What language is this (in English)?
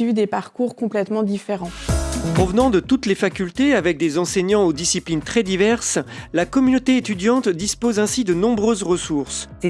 French